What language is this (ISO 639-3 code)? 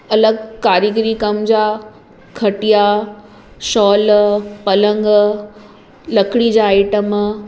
snd